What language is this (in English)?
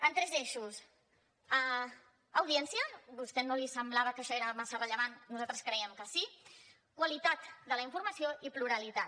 Catalan